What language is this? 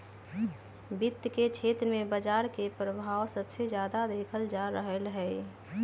Magahi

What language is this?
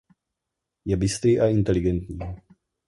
Czech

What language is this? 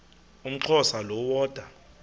Xhosa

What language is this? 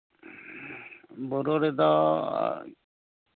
Santali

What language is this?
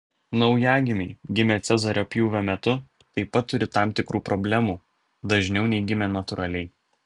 Lithuanian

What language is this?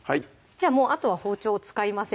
Japanese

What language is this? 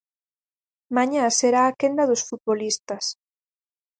Galician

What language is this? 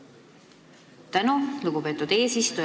Estonian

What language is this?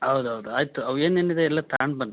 Kannada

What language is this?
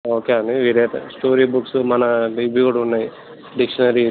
Telugu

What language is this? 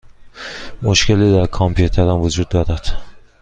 Persian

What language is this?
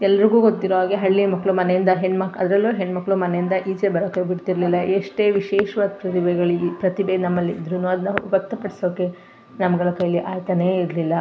Kannada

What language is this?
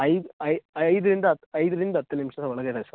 Kannada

